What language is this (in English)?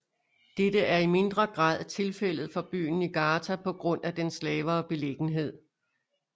Danish